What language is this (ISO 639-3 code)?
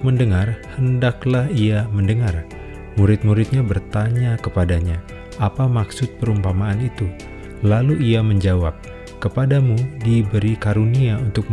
ind